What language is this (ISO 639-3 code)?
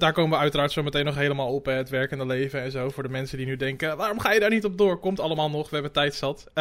nld